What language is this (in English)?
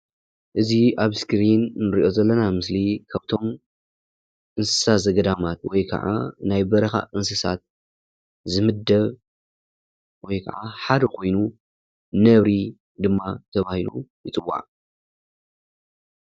Tigrinya